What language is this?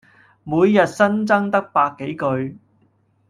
Cantonese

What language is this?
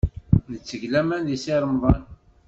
Kabyle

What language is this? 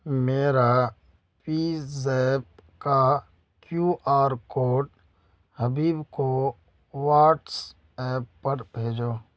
Urdu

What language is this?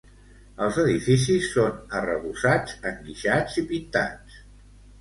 Catalan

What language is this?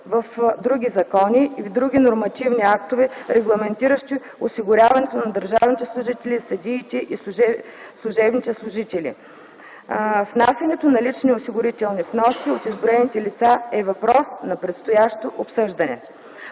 Bulgarian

